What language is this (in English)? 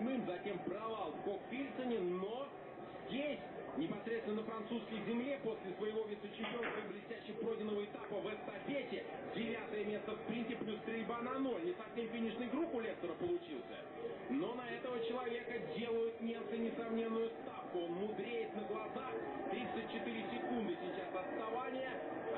Russian